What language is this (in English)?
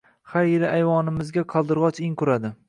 Uzbek